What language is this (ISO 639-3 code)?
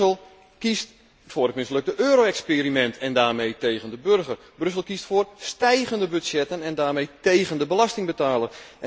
nld